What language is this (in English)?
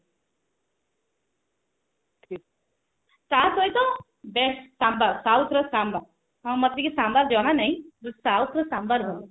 Odia